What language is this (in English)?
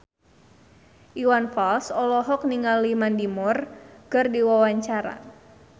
Sundanese